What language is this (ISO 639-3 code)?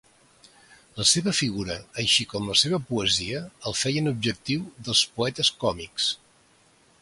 cat